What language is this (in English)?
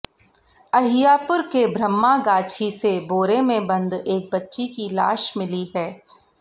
Hindi